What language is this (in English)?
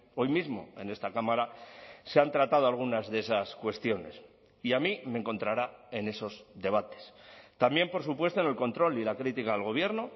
Spanish